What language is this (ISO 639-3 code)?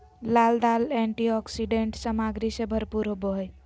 mag